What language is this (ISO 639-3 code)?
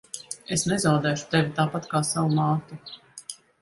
lav